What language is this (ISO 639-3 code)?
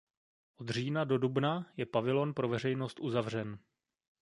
ces